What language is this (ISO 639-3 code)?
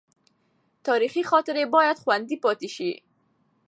pus